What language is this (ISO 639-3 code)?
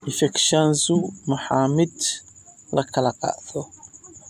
som